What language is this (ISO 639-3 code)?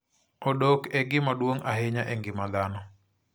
luo